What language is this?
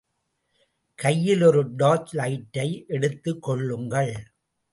Tamil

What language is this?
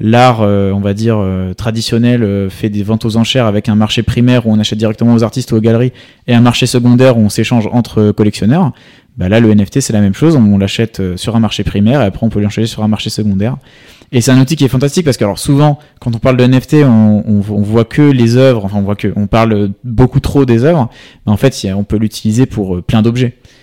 French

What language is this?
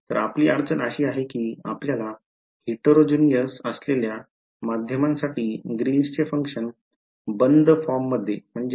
Marathi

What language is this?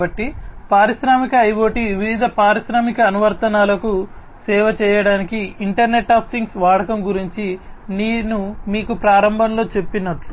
Telugu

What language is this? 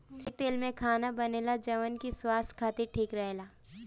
Bhojpuri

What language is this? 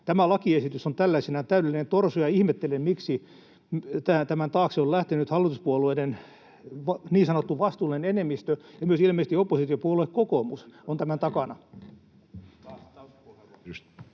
Finnish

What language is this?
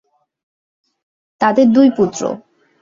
Bangla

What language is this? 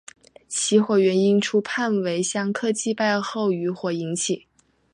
Chinese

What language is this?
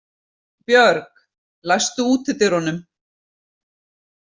Icelandic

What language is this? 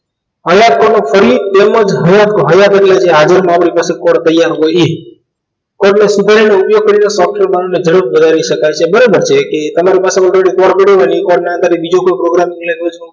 Gujarati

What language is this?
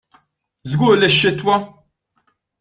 Maltese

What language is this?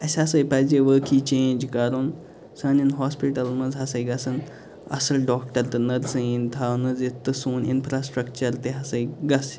Kashmiri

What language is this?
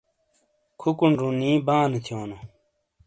Shina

